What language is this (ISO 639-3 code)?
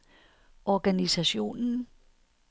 dan